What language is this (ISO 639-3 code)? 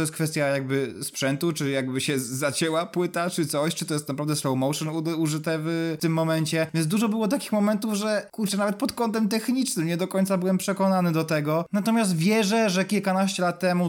pol